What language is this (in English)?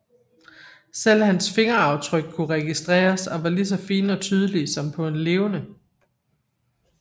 Danish